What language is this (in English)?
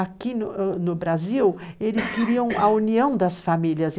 Portuguese